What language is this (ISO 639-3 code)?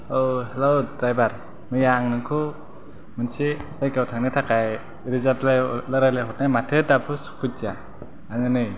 brx